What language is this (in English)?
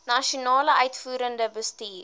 Afrikaans